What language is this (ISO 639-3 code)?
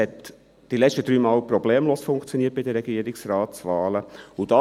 gsw